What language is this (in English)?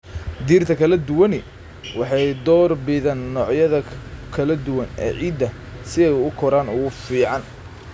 Somali